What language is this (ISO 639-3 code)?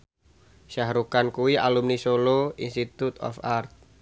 jav